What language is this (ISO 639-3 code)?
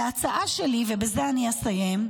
heb